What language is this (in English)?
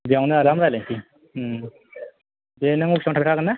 Bodo